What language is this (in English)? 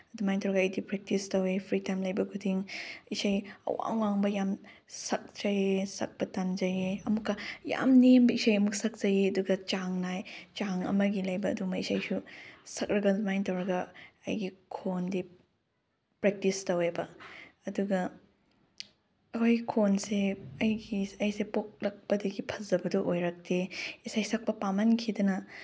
Manipuri